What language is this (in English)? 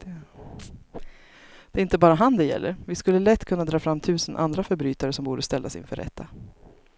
Swedish